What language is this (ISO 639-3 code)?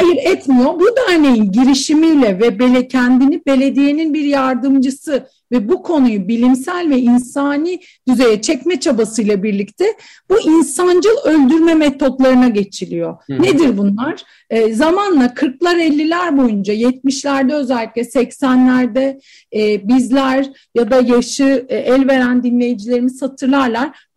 tur